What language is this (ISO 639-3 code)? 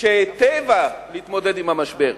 heb